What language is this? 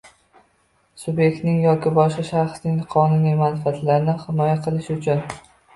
Uzbek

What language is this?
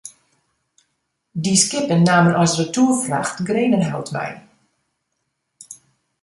Western Frisian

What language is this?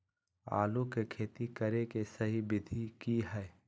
Magahi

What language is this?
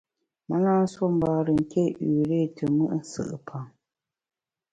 Bamun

